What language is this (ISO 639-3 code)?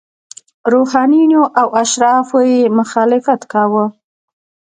pus